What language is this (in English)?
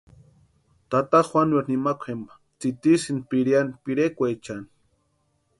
Western Highland Purepecha